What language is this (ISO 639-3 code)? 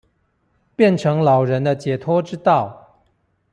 zho